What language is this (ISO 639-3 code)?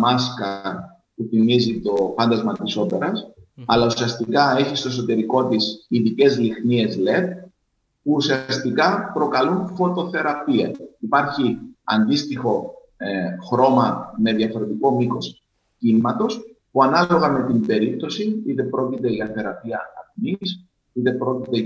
ell